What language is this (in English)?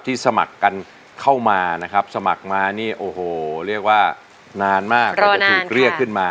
Thai